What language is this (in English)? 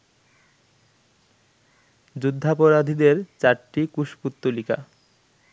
Bangla